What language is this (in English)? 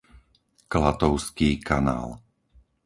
Slovak